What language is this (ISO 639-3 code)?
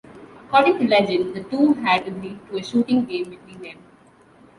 eng